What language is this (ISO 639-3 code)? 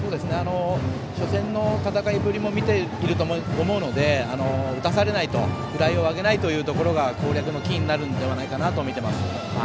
jpn